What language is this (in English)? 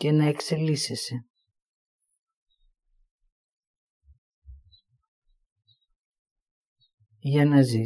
Greek